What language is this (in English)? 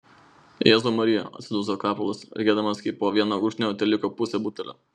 Lithuanian